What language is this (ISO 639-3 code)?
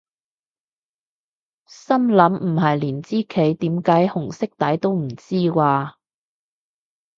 yue